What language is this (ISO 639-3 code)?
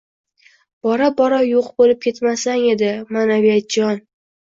uzb